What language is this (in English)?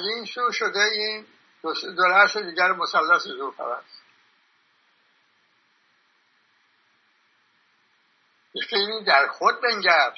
Persian